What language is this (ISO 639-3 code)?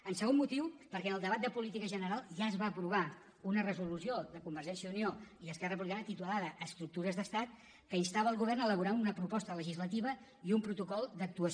cat